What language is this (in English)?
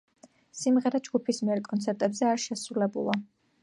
Georgian